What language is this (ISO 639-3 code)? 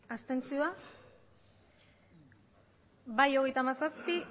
eus